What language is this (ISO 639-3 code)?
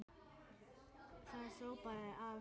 isl